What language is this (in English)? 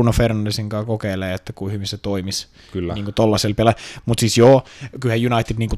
Finnish